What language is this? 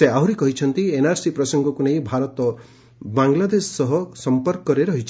Odia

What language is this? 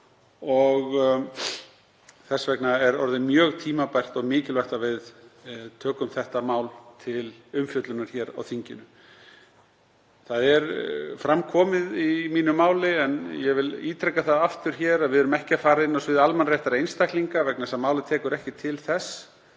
Icelandic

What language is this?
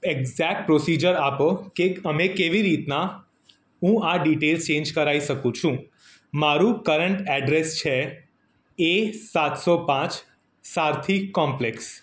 Gujarati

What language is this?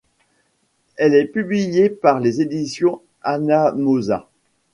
French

